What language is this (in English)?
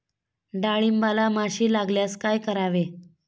Marathi